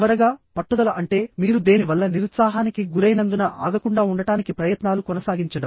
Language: Telugu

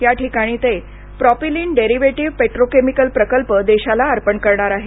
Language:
Marathi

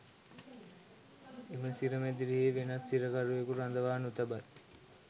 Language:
Sinhala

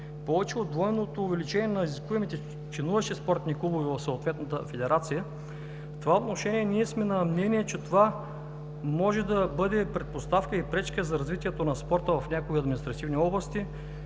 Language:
Bulgarian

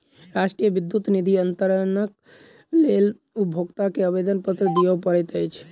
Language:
Maithili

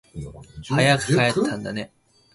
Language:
Japanese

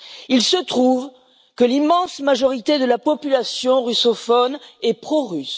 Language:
French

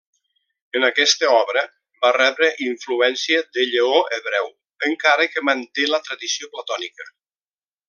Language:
Catalan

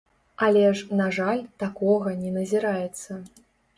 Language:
Belarusian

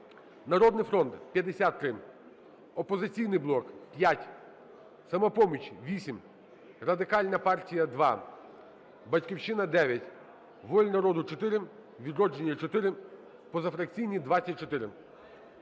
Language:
Ukrainian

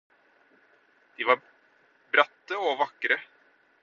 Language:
Norwegian Bokmål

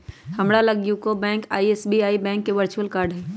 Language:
Magahi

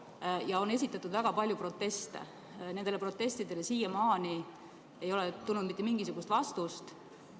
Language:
Estonian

